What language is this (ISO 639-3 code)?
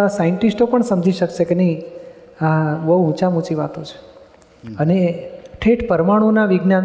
guj